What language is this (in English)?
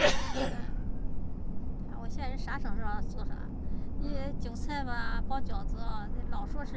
Chinese